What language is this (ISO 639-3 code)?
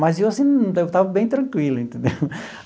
por